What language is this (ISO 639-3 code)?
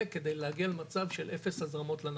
heb